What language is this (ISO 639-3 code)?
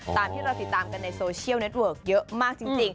tha